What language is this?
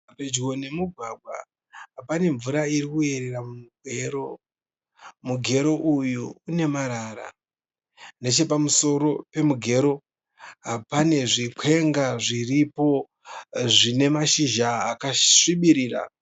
Shona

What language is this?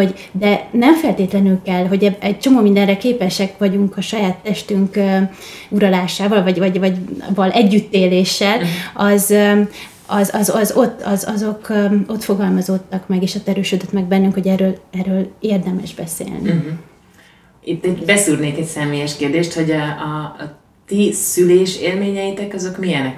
Hungarian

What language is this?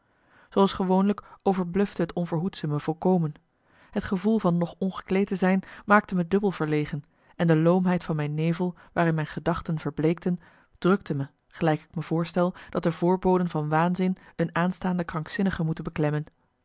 Dutch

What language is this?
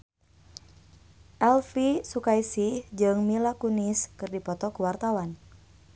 Sundanese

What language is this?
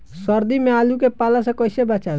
Bhojpuri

